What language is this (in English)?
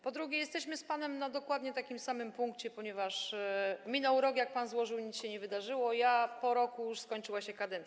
Polish